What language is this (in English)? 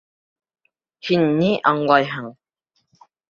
Bashkir